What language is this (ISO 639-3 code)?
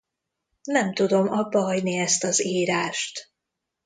hun